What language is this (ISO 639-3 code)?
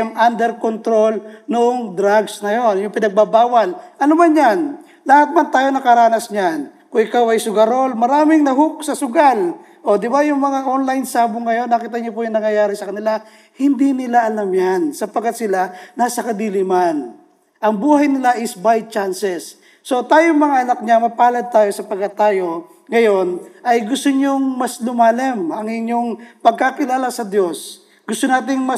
fil